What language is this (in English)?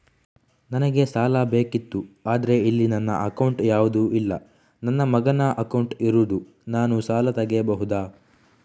Kannada